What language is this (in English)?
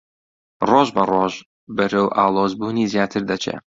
Central Kurdish